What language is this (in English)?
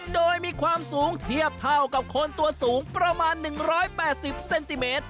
Thai